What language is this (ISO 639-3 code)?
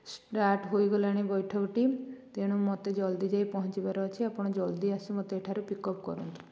ori